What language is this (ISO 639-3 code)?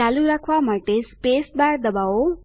guj